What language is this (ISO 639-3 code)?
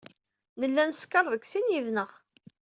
kab